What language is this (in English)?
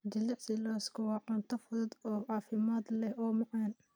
Somali